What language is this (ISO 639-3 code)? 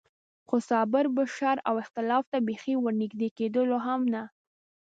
pus